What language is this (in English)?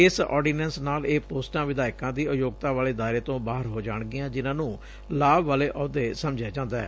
Punjabi